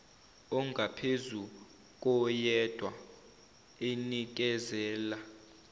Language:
Zulu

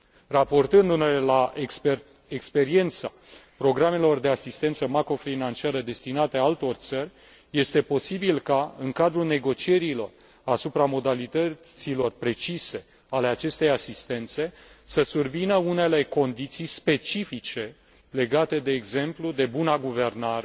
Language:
Romanian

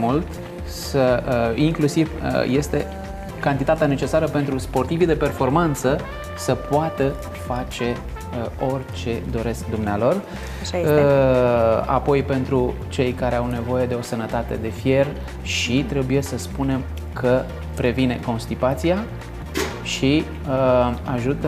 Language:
Romanian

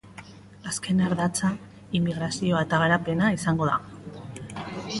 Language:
Basque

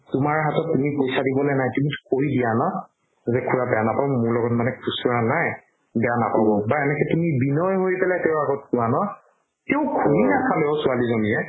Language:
Assamese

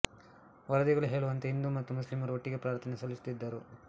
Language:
Kannada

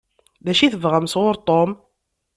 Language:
Kabyle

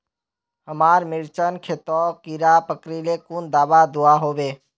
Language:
Magahi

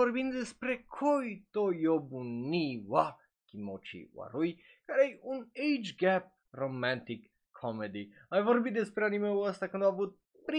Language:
Romanian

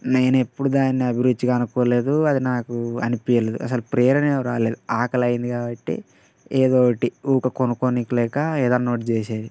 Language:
Telugu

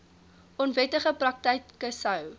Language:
Afrikaans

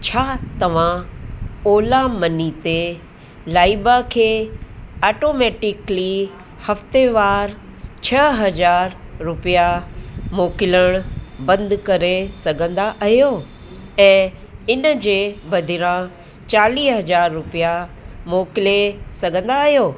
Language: Sindhi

